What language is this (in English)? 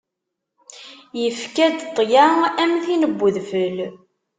Kabyle